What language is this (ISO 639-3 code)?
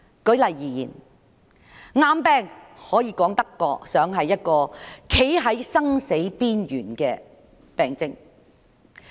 yue